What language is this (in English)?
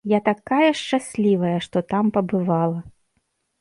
Belarusian